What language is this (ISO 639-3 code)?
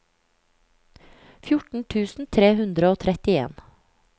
nor